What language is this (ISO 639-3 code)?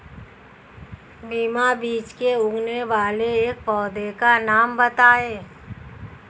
hin